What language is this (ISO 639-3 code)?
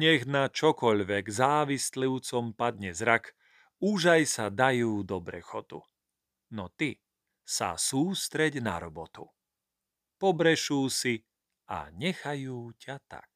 slk